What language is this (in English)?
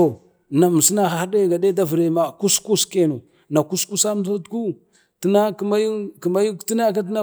Bade